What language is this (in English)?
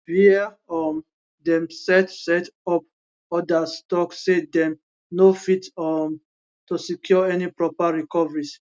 Nigerian Pidgin